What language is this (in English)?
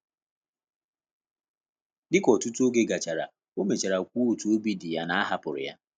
Igbo